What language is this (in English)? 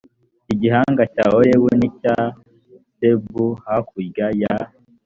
Kinyarwanda